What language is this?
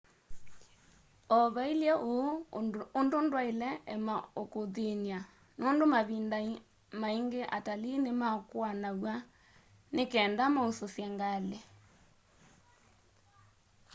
Kamba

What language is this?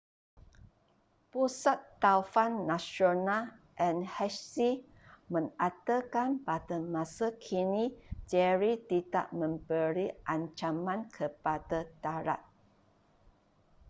Malay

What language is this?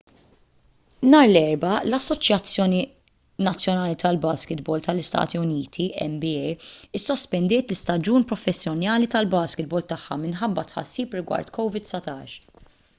Maltese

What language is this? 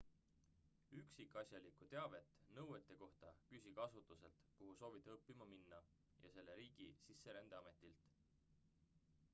Estonian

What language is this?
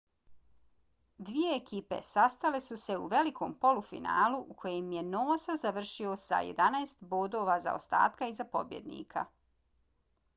Bosnian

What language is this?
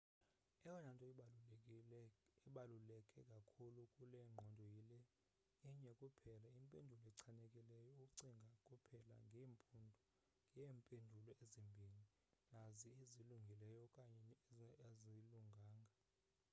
Xhosa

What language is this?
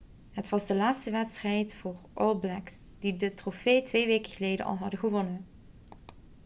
Dutch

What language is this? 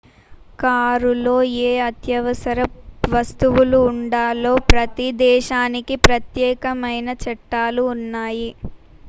Telugu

